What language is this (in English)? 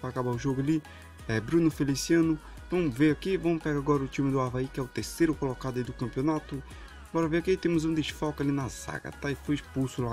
Portuguese